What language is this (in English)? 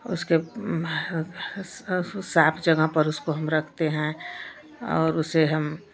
Hindi